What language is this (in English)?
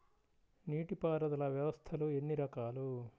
Telugu